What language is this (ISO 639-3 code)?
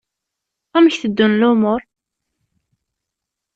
kab